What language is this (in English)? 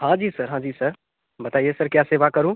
Hindi